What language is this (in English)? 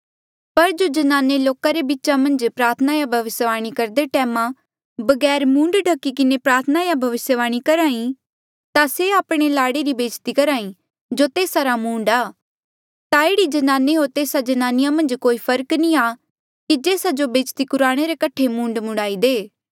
Mandeali